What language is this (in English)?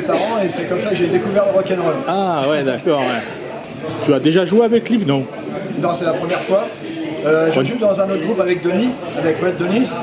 French